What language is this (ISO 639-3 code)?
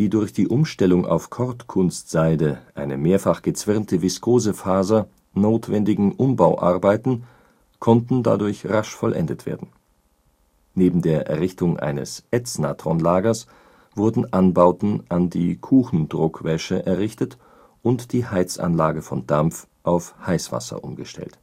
deu